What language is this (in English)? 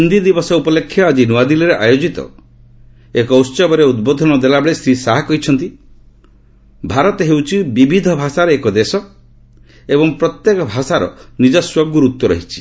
Odia